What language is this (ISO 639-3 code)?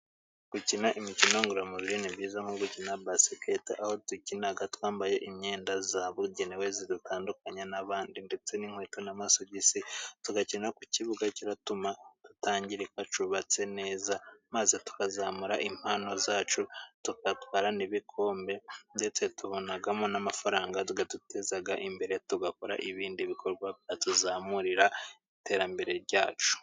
kin